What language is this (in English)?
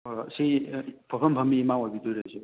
Manipuri